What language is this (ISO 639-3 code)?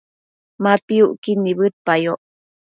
mcf